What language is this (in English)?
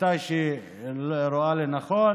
Hebrew